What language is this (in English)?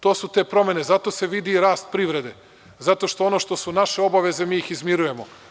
Serbian